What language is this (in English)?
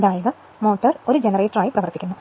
Malayalam